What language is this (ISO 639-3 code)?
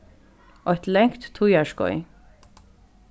fao